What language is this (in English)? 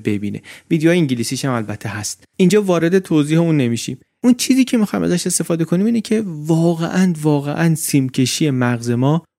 Persian